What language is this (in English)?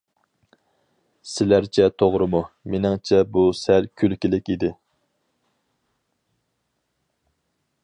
Uyghur